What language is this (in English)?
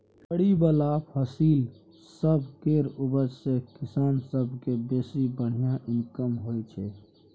Maithili